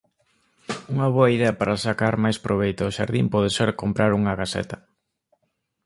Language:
Galician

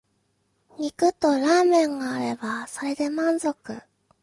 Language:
Japanese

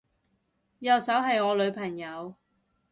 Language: Cantonese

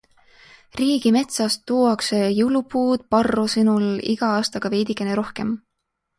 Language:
Estonian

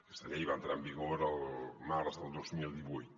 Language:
Catalan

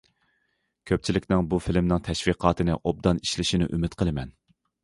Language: Uyghur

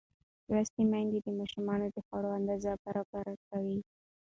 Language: Pashto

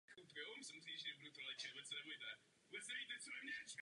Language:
Czech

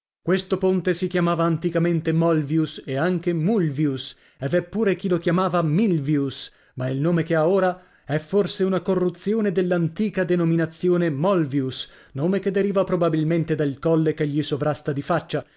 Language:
Italian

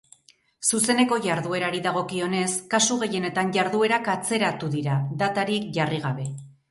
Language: Basque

